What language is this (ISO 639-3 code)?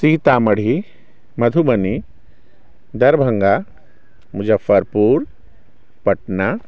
mai